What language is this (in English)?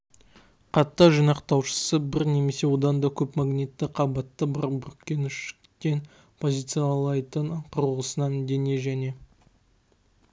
Kazakh